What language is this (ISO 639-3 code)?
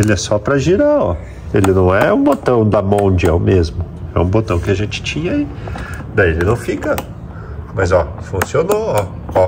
por